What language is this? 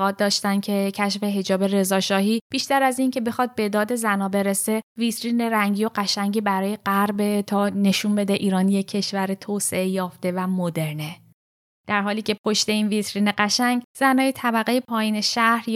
Persian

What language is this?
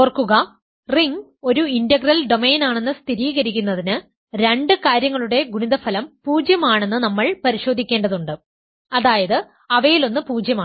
Malayalam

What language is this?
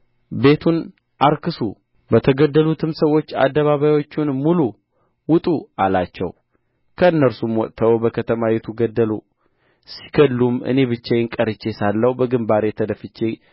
Amharic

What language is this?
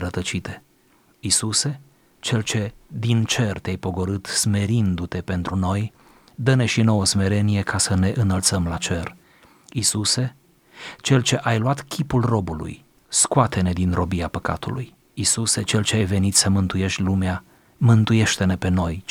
Romanian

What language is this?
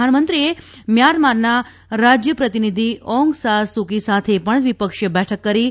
Gujarati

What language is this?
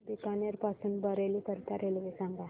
Marathi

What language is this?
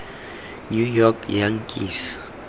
Tswana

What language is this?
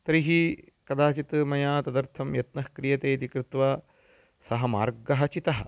Sanskrit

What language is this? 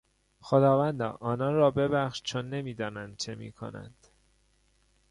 Persian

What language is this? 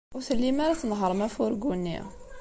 Kabyle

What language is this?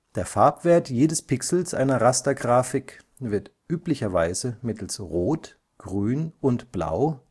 German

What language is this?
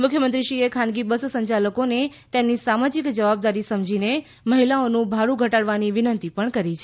Gujarati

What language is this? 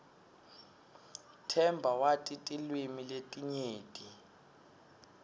Swati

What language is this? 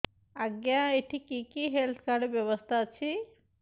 Odia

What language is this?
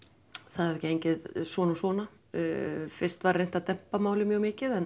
Icelandic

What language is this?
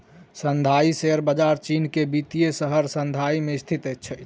Maithili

